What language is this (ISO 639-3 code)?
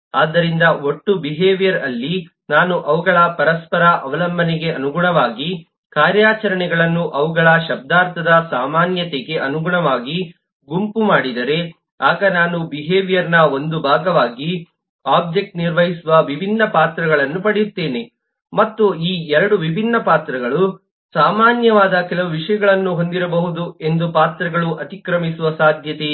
kan